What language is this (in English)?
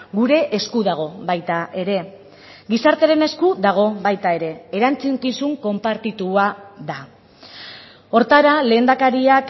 Basque